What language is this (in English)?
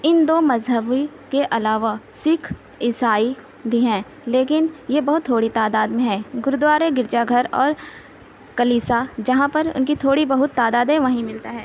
Urdu